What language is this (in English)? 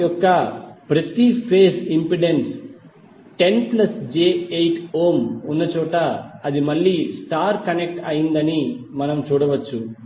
Telugu